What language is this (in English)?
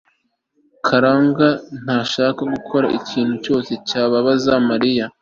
Kinyarwanda